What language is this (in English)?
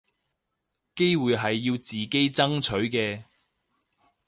Cantonese